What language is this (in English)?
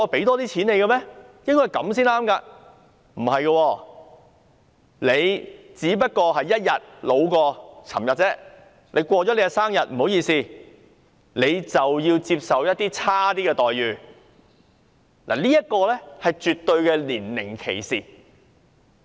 Cantonese